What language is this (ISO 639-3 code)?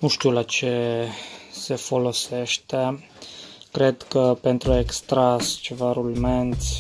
ron